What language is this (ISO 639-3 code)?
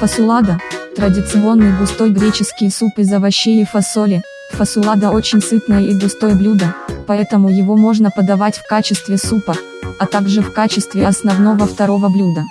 rus